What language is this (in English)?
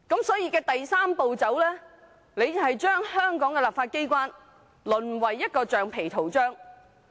Cantonese